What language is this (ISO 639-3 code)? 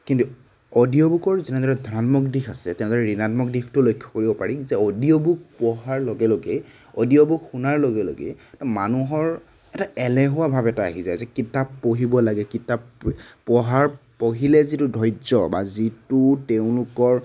asm